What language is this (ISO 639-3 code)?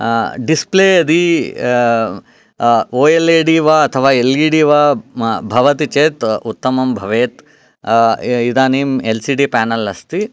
san